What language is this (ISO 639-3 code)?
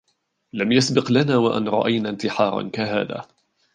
ara